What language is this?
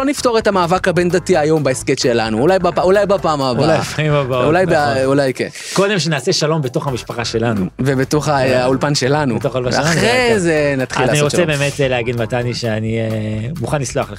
Hebrew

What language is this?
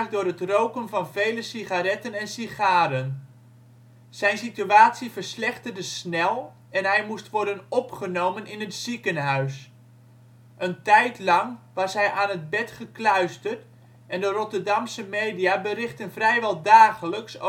Dutch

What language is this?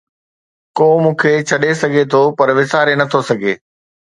Sindhi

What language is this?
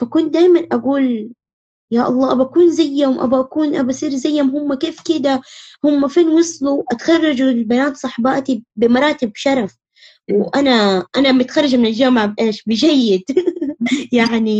Arabic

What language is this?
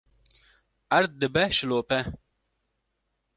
Kurdish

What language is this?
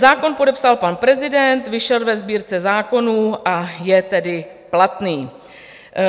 Czech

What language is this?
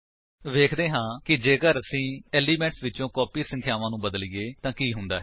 Punjabi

